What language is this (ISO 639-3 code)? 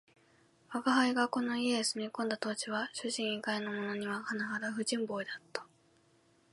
jpn